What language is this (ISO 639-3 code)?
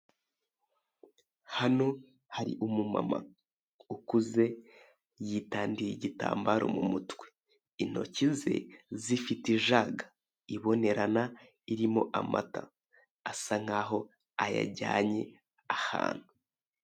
kin